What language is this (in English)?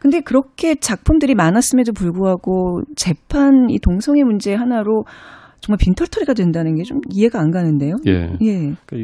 Korean